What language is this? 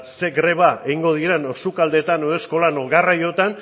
Basque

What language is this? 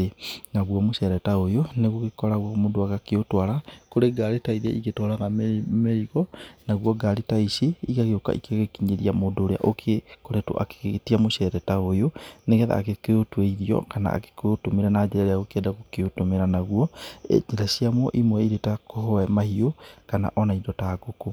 Kikuyu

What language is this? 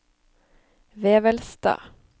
Norwegian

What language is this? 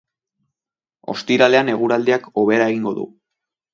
Basque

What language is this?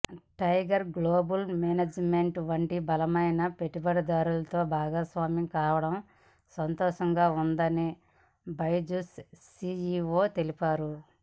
Telugu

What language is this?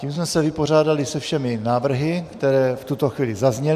Czech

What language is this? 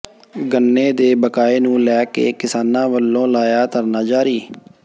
Punjabi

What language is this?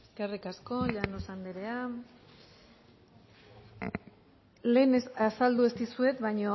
Basque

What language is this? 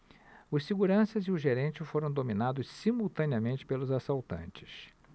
Portuguese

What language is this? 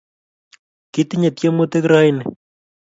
Kalenjin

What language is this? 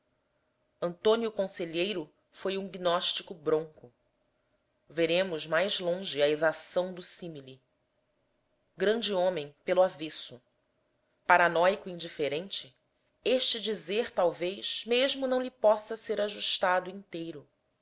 Portuguese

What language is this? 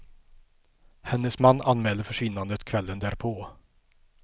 Swedish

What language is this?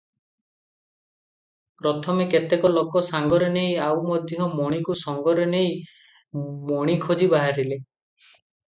Odia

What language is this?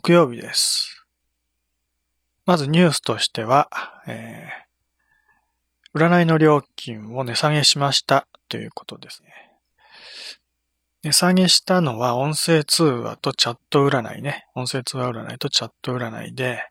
Japanese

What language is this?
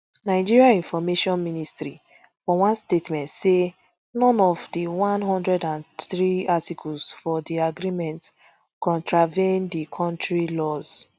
Nigerian Pidgin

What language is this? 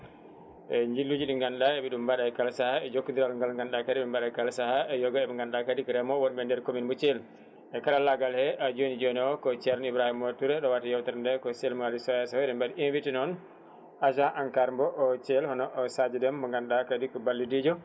Fula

